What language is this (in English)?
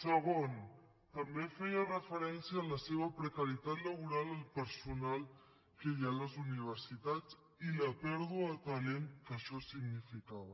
Catalan